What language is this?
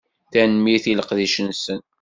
Kabyle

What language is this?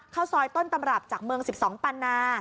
Thai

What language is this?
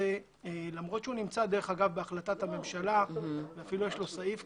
Hebrew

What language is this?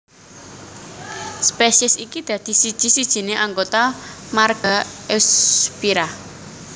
Javanese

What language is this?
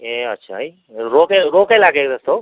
Nepali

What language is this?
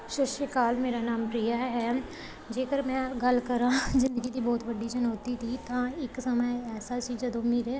Punjabi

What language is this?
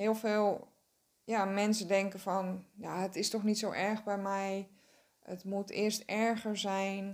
Dutch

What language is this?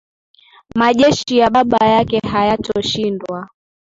Swahili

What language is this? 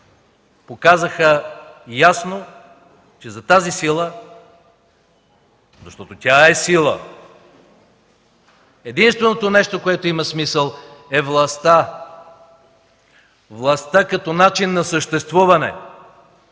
Bulgarian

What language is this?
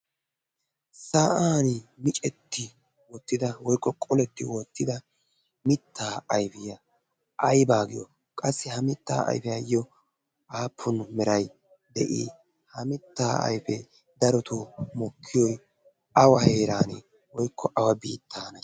Wolaytta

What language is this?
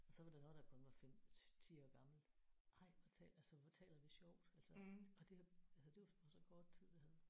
Danish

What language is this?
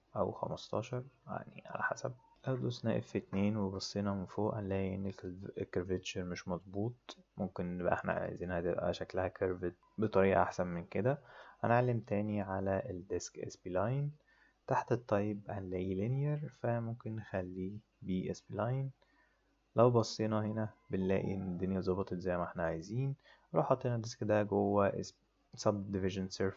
Arabic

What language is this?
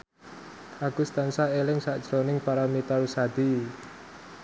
Javanese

